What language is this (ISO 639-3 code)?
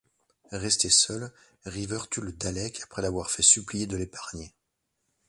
fra